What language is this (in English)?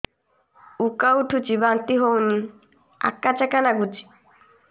Odia